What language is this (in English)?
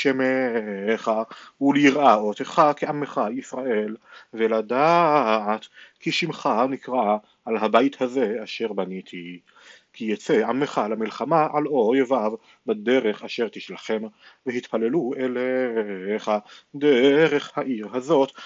Hebrew